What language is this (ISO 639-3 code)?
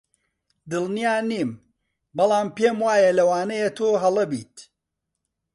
ckb